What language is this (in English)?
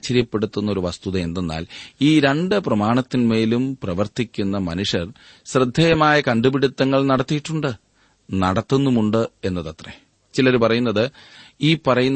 Malayalam